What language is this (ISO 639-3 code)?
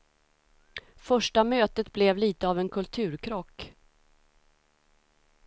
swe